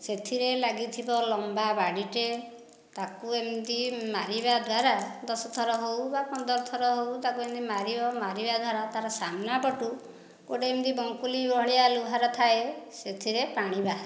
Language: Odia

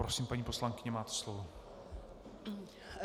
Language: Czech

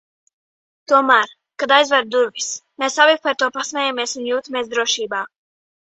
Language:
Latvian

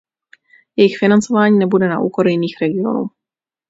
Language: Czech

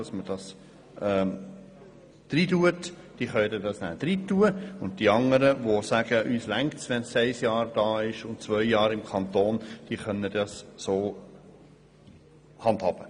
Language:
Swiss German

